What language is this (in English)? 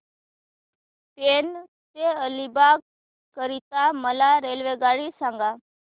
Marathi